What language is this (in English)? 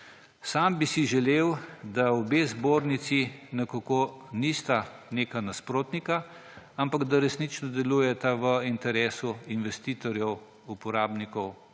Slovenian